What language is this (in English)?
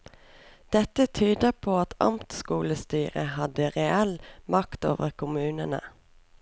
Norwegian